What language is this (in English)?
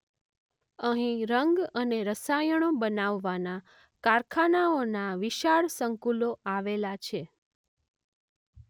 Gujarati